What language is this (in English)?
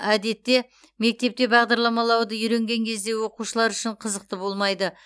Kazakh